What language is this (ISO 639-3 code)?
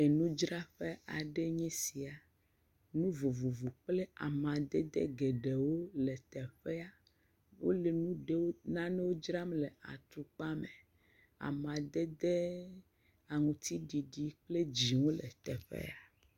ewe